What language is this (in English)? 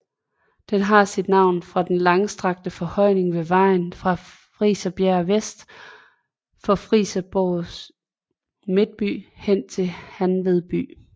Danish